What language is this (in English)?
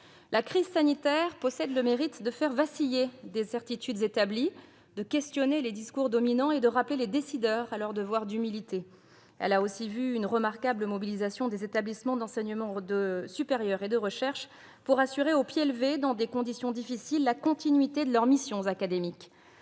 French